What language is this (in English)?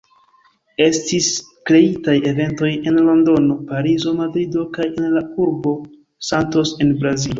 Esperanto